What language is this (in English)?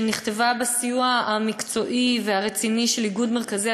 Hebrew